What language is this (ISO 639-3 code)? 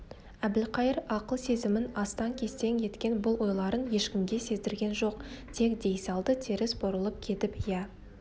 kaz